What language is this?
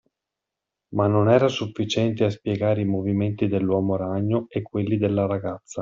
Italian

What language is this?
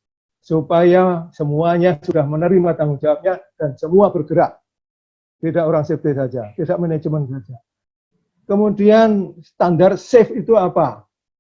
Indonesian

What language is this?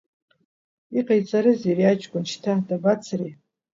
Abkhazian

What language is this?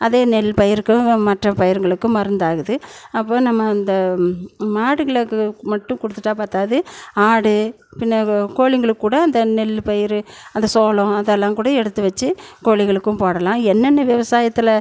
Tamil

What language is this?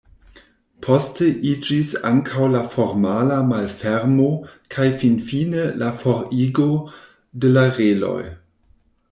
Esperanto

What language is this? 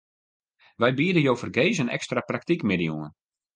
Western Frisian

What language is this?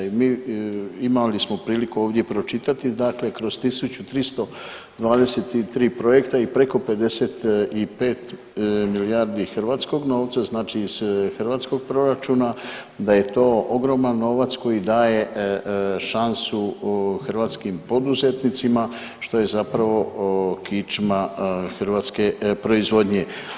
Croatian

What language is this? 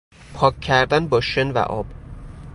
Persian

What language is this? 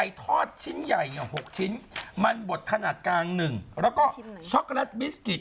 Thai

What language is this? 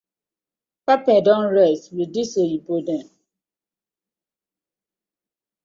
Nigerian Pidgin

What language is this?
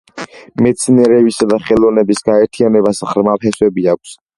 Georgian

